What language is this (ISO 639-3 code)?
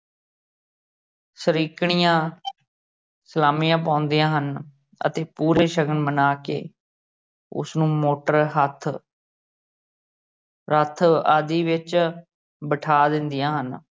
pan